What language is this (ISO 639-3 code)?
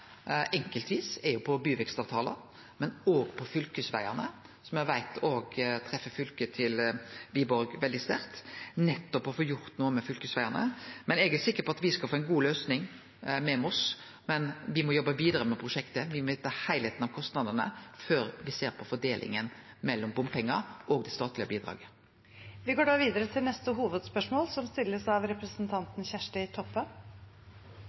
nor